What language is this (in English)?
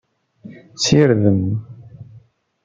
Kabyle